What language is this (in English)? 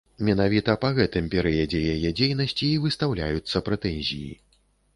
Belarusian